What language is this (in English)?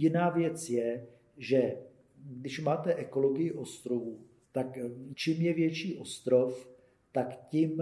Czech